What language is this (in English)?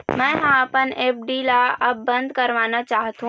Chhattisgarhi